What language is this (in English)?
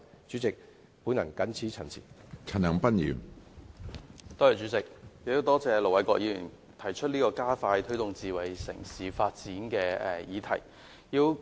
Cantonese